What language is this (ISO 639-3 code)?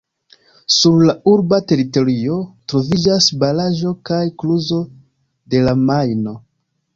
epo